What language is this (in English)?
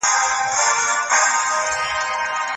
Pashto